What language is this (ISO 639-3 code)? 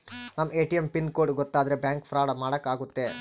kan